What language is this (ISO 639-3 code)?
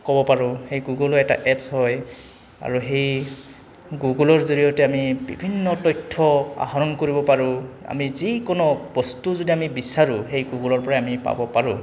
asm